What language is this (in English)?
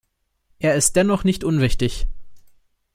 German